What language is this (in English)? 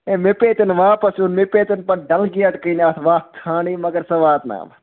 Kashmiri